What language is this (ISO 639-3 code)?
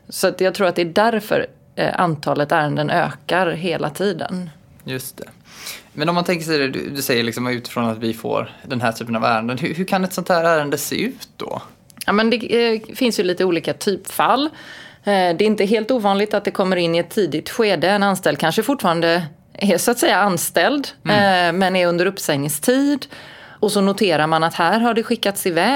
swe